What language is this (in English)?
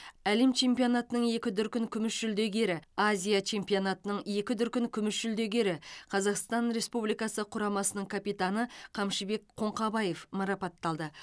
Kazakh